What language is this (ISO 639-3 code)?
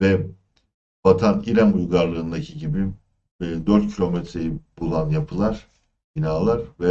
tur